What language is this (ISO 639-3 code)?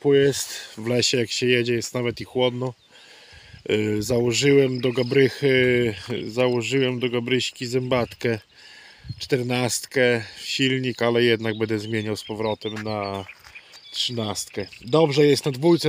pol